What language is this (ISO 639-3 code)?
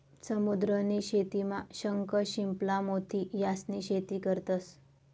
mar